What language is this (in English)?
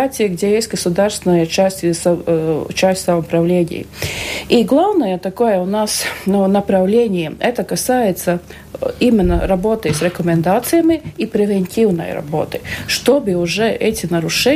Russian